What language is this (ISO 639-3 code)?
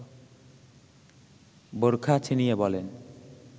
ben